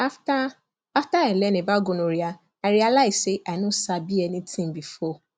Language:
Nigerian Pidgin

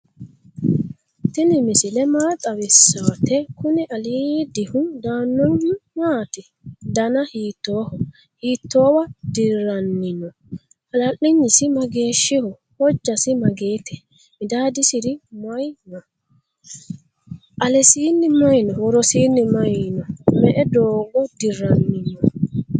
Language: Sidamo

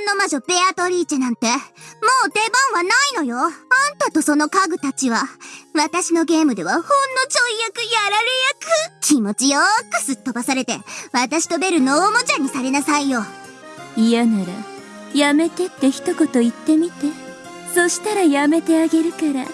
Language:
Japanese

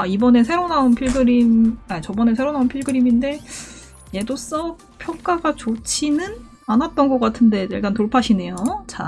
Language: Korean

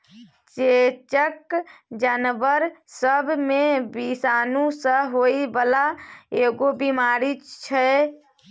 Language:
Maithili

